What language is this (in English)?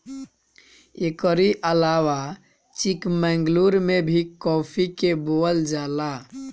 Bhojpuri